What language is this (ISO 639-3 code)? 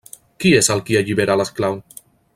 cat